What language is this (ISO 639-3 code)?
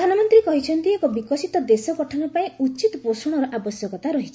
ori